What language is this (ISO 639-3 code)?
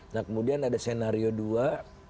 ind